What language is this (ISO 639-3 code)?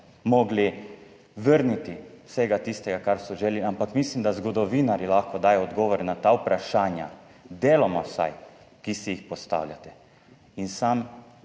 slv